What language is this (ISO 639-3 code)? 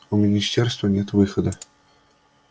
rus